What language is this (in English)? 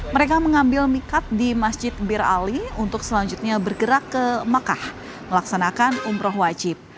Indonesian